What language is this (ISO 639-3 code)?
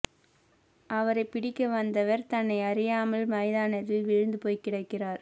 tam